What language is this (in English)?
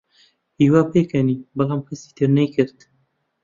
Central Kurdish